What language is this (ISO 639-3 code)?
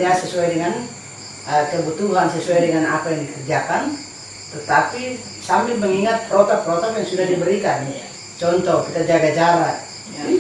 ind